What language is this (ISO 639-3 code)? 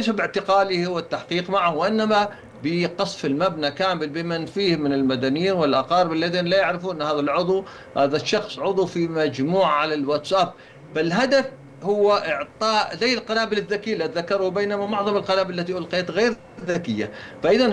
ara